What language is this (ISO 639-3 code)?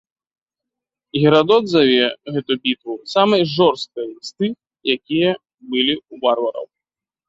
bel